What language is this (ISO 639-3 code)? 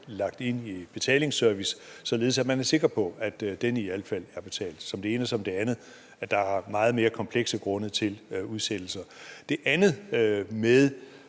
dan